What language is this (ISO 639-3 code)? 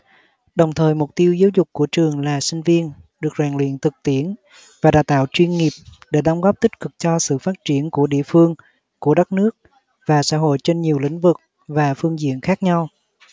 vie